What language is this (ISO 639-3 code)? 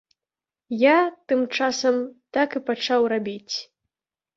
bel